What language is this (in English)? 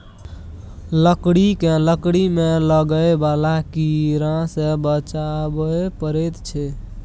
Maithili